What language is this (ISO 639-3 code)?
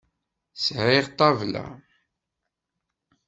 kab